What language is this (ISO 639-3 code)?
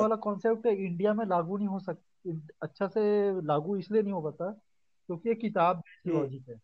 hin